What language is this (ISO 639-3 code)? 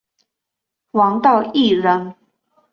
zho